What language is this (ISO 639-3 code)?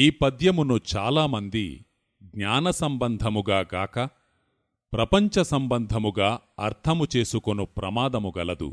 tel